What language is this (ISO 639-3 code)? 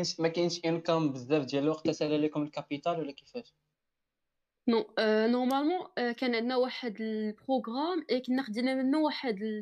ara